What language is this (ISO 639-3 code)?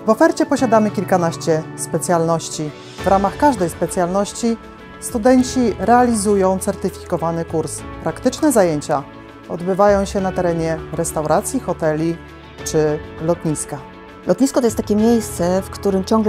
pol